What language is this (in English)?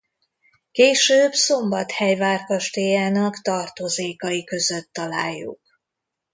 Hungarian